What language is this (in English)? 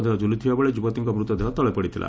Odia